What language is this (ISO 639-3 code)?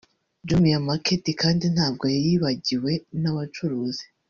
kin